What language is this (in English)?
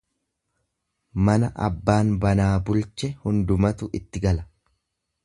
Oromo